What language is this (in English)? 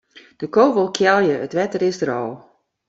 Western Frisian